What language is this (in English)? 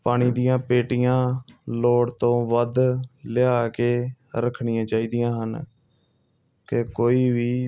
Punjabi